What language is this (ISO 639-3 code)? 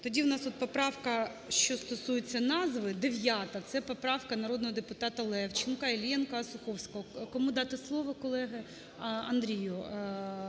ukr